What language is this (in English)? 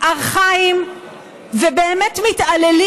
Hebrew